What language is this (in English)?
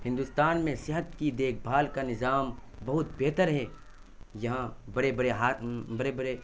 Urdu